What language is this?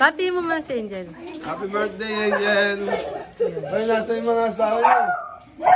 Filipino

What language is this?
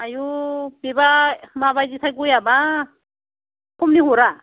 Bodo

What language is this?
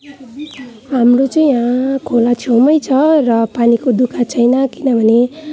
Nepali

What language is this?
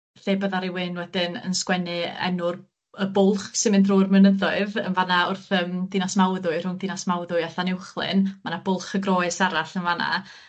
Welsh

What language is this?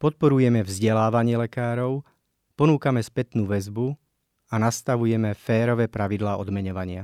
Slovak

